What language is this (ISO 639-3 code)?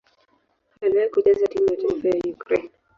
swa